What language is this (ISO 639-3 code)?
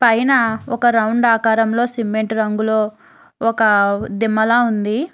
tel